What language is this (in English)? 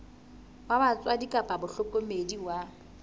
Southern Sotho